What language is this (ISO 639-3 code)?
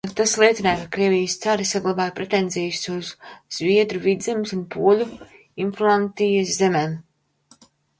lav